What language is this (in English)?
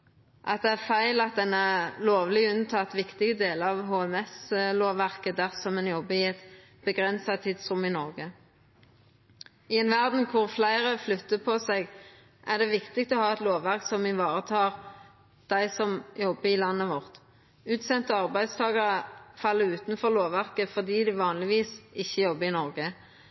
Norwegian Nynorsk